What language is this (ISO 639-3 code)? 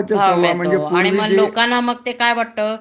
mar